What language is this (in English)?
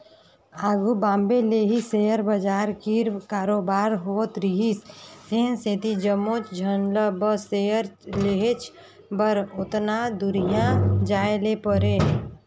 Chhattisgarhi